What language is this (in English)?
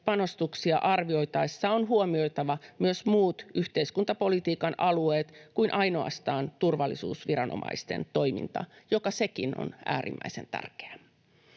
Finnish